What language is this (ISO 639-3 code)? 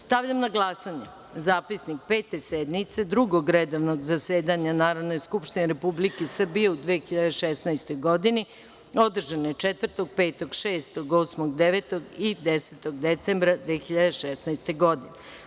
srp